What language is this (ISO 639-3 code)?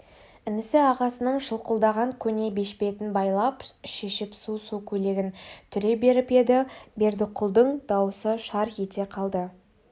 kaz